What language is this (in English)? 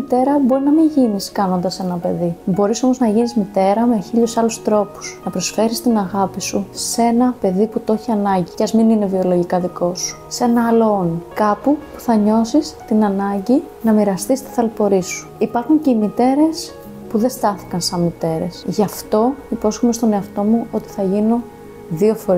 Greek